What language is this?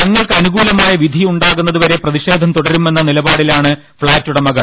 Malayalam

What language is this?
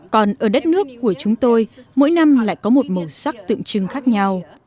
Vietnamese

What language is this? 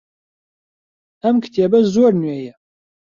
Central Kurdish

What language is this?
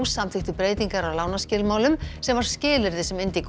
Icelandic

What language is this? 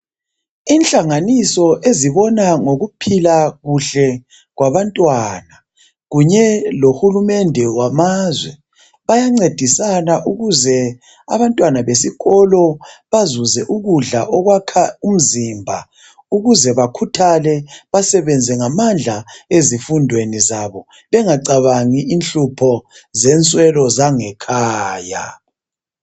North Ndebele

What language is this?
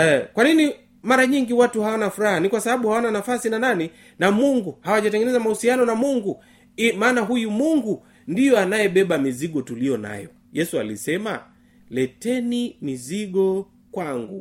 Swahili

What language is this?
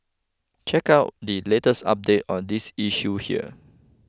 English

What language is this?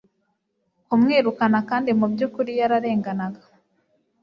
Kinyarwanda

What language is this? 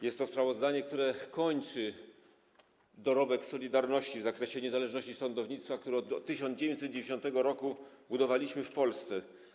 Polish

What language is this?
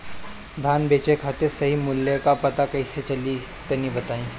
Bhojpuri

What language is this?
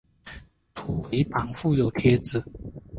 Chinese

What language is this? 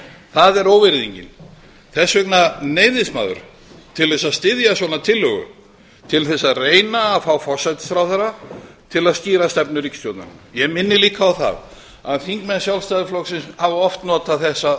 Icelandic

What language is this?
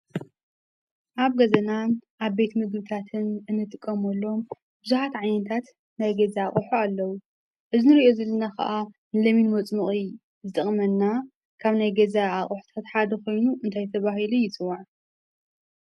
Tigrinya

